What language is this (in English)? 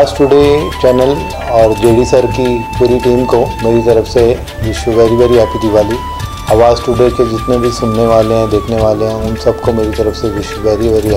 Turkish